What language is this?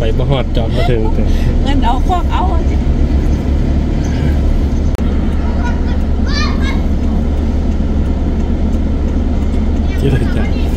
Thai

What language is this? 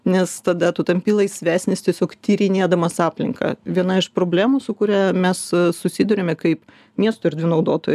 Lithuanian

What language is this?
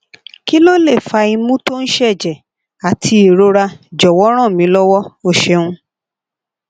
Yoruba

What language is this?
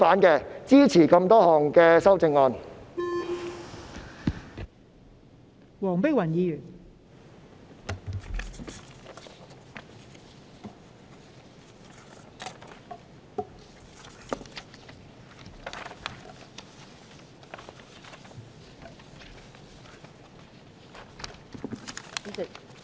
Cantonese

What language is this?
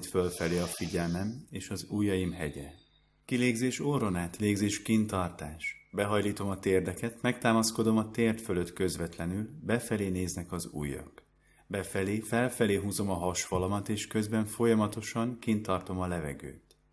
Hungarian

